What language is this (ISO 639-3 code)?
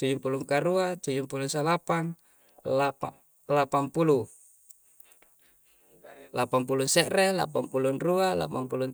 kjc